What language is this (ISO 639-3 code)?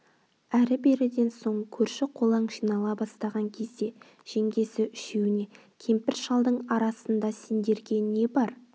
kaz